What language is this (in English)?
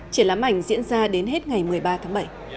Vietnamese